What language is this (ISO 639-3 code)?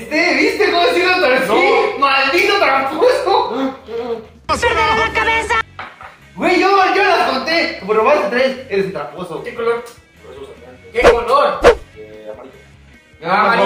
spa